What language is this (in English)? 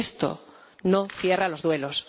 Spanish